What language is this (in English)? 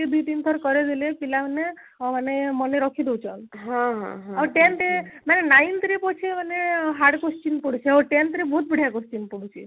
Odia